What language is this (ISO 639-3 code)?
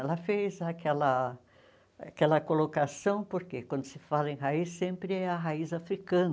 por